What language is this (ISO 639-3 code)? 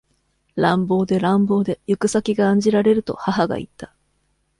jpn